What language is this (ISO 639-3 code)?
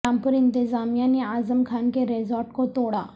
urd